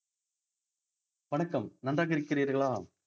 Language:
Tamil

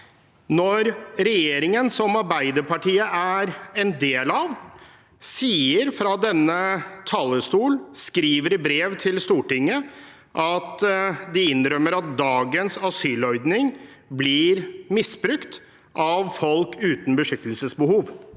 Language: Norwegian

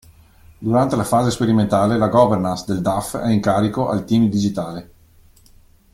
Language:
Italian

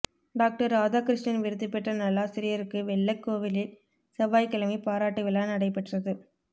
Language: Tamil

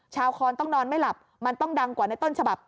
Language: Thai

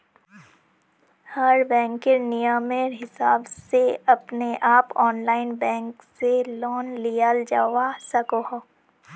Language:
Magahi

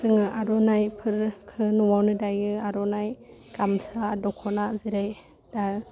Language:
Bodo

